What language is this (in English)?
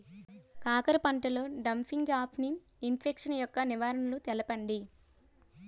Telugu